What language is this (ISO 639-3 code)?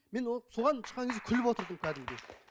kaz